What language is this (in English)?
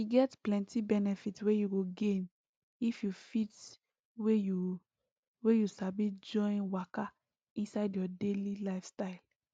Nigerian Pidgin